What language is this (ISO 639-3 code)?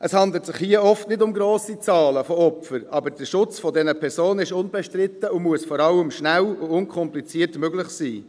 gsw